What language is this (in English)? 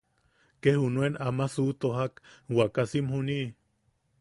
Yaqui